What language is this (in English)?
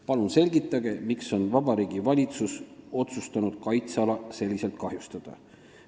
Estonian